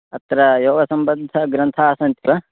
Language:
Sanskrit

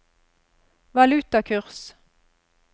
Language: Norwegian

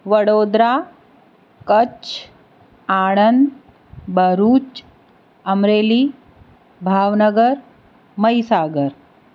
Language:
Gujarati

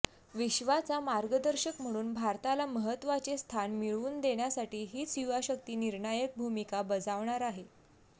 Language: Marathi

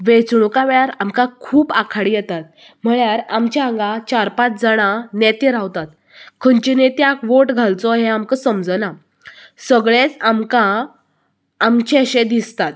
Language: Konkani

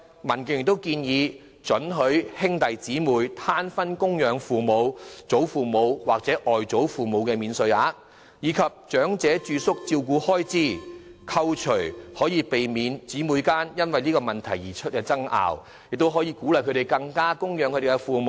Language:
Cantonese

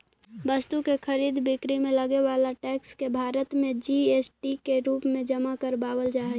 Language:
Magahi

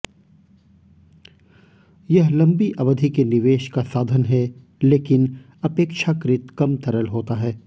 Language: Hindi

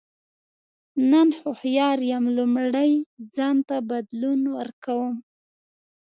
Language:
Pashto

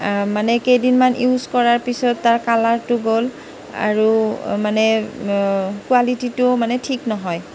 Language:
Assamese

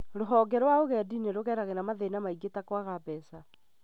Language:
Kikuyu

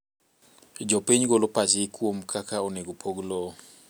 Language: Luo (Kenya and Tanzania)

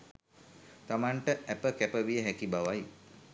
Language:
Sinhala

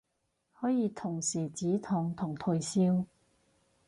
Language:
Cantonese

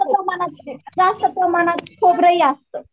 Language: Marathi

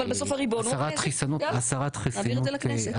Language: Hebrew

